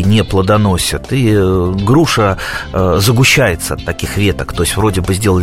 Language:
Russian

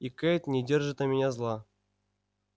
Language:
Russian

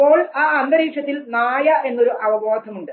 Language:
Malayalam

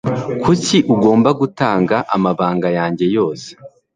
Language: Kinyarwanda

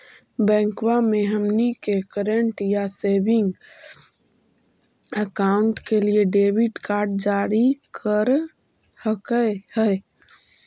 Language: Magahi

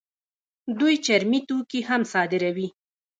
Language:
Pashto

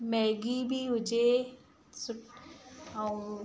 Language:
Sindhi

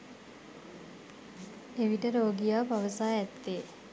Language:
Sinhala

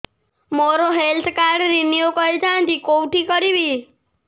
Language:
Odia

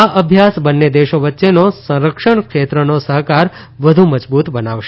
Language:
Gujarati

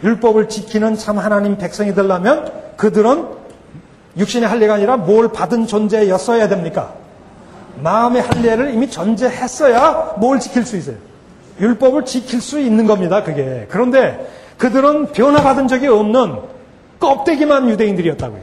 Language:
Korean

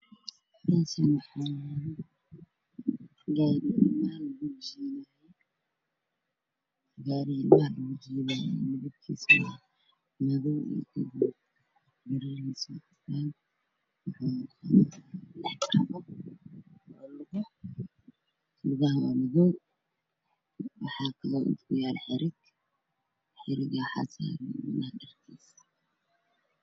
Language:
Somali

